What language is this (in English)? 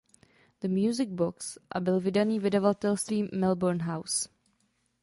Czech